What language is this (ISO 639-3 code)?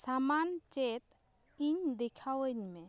sat